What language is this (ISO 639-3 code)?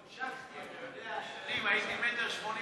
heb